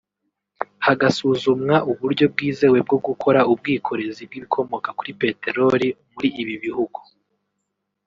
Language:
Kinyarwanda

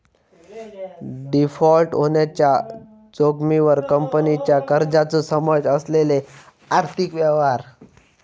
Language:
Marathi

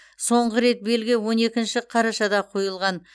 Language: Kazakh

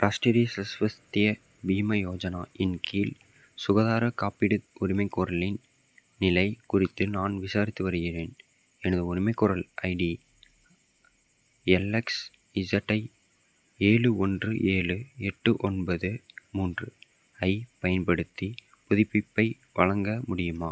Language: Tamil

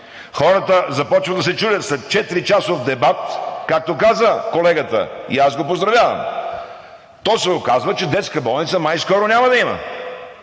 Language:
Bulgarian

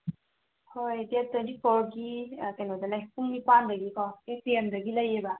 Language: Manipuri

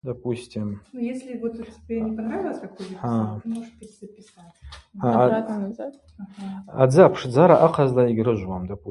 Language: Abaza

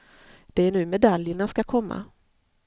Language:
Swedish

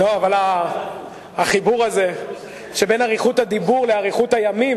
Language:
Hebrew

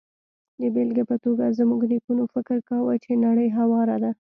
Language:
Pashto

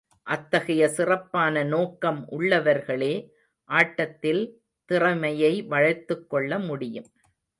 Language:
Tamil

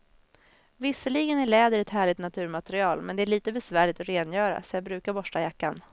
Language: Swedish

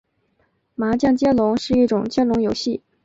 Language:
Chinese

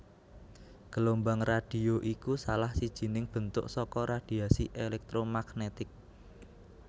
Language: Javanese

